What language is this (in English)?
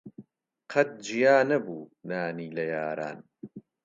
Central Kurdish